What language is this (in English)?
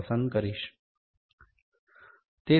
Gujarati